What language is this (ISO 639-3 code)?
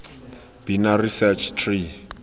tsn